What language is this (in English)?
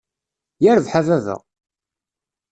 Kabyle